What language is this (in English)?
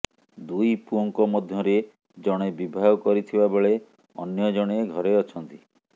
Odia